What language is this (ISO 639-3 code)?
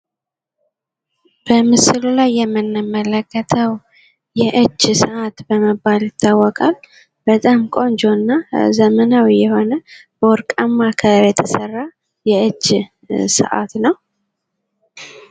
amh